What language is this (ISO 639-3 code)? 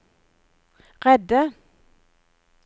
nor